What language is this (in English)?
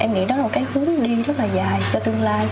Vietnamese